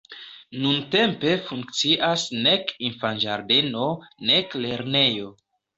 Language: Esperanto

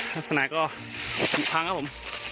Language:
Thai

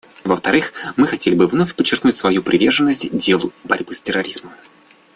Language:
Russian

